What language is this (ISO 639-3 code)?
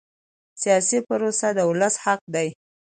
pus